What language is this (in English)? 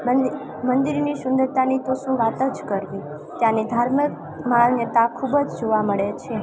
Gujarati